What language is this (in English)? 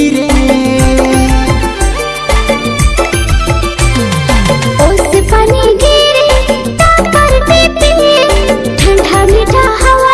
Hindi